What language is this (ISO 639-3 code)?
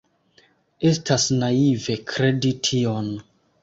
epo